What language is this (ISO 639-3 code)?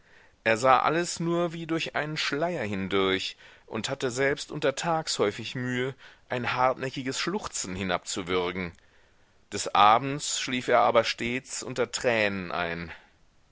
deu